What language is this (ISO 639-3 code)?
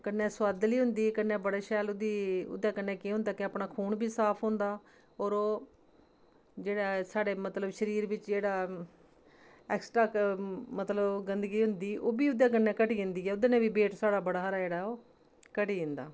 doi